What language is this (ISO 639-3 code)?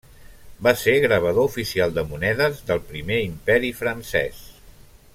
cat